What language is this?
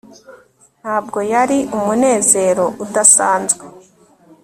Kinyarwanda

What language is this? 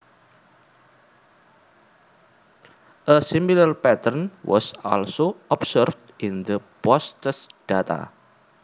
Javanese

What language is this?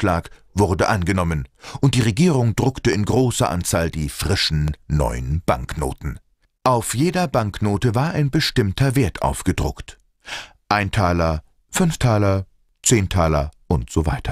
German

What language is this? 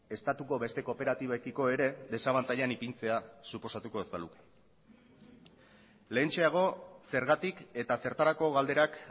Basque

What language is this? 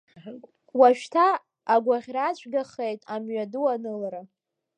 Abkhazian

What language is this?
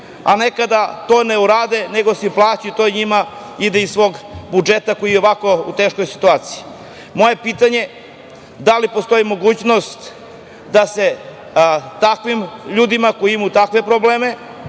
Serbian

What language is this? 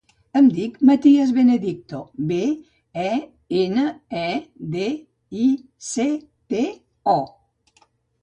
Catalan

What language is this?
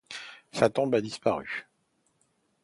French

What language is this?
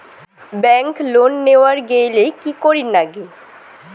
Bangla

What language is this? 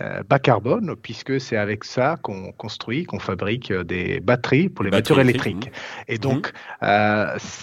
French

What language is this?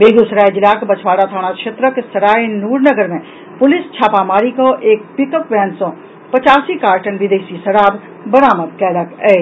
Maithili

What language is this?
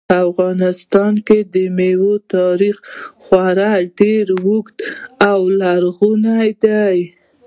Pashto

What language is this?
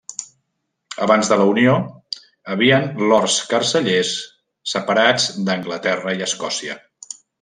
Catalan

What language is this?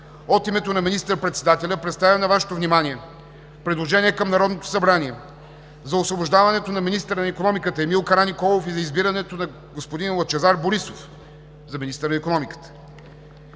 Bulgarian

